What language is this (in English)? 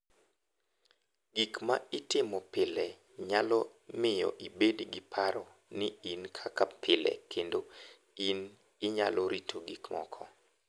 Luo (Kenya and Tanzania)